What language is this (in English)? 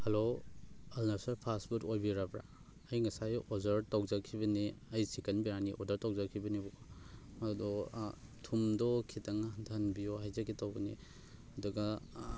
Manipuri